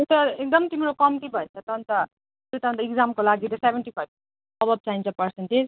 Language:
Nepali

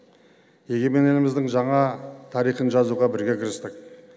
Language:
Kazakh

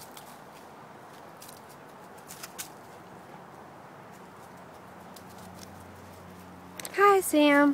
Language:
English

